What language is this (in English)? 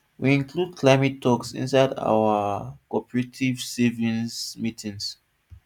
Nigerian Pidgin